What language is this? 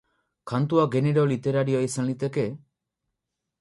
Basque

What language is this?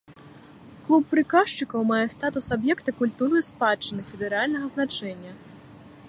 Belarusian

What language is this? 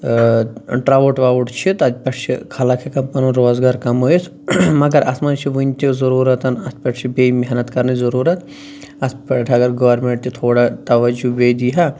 Kashmiri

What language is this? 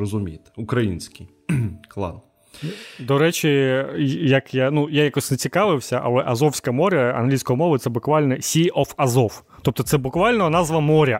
Ukrainian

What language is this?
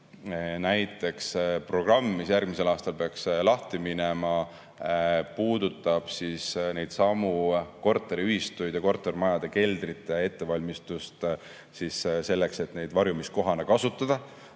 Estonian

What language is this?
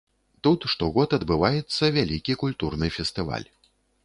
Belarusian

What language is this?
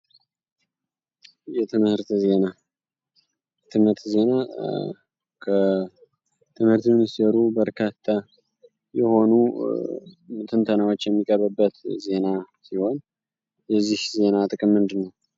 Amharic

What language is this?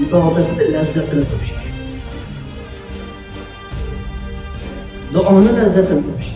Turkish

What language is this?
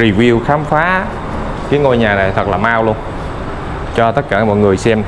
Vietnamese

